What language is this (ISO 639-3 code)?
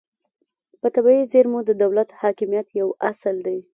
pus